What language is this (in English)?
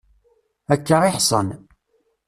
Kabyle